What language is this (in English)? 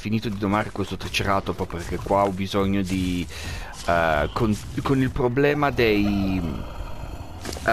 Italian